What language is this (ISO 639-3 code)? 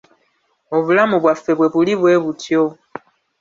lug